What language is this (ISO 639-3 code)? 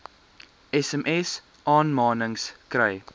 afr